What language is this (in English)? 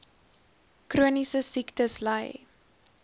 Afrikaans